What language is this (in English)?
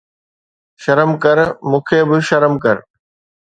Sindhi